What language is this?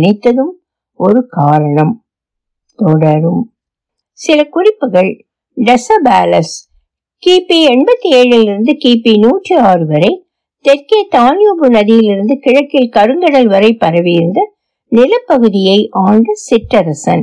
Tamil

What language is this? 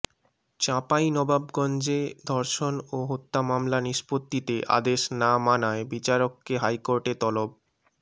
Bangla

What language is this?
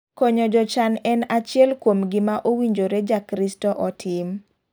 Luo (Kenya and Tanzania)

